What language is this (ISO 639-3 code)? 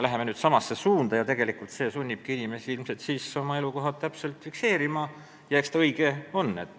est